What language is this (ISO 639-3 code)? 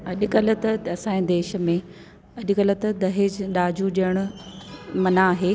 snd